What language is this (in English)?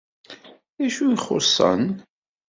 Kabyle